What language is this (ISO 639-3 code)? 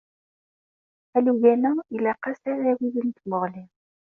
kab